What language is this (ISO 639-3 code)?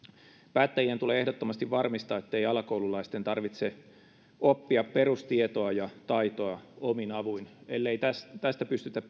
fin